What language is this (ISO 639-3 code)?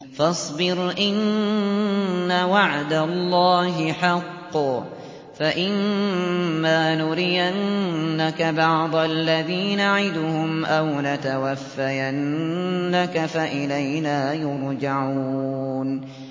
ara